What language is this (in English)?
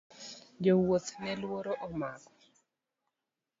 Luo (Kenya and Tanzania)